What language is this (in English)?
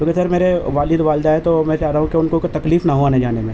Urdu